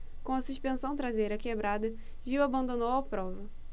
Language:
Portuguese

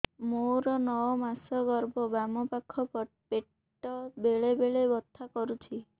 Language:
Odia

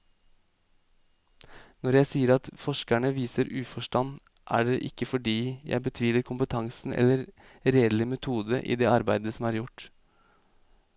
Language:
Norwegian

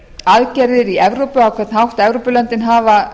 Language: Icelandic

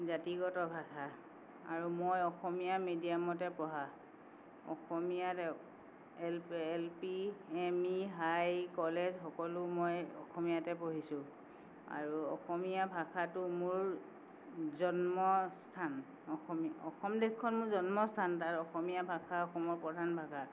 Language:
Assamese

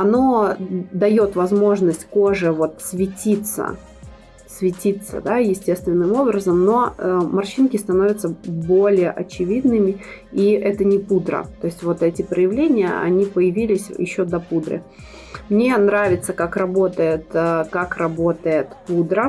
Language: Russian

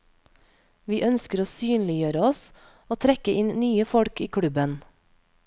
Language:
Norwegian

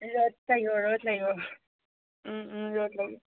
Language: Assamese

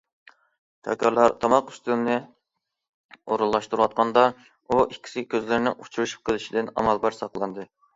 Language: Uyghur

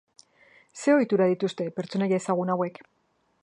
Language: Basque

